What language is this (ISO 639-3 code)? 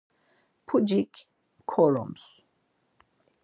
lzz